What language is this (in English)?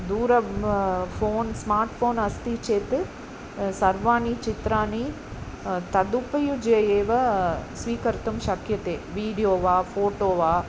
Sanskrit